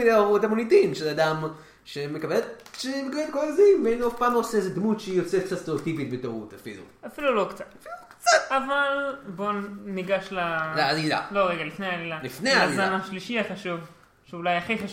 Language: Hebrew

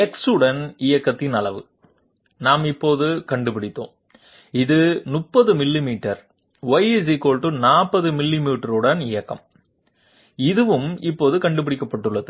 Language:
Tamil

